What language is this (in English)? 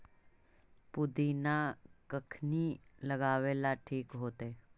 Magahi